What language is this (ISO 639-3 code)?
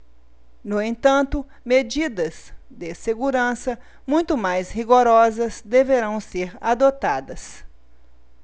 por